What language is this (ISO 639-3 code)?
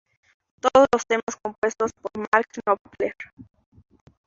spa